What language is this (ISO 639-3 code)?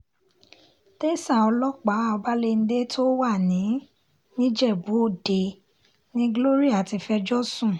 yor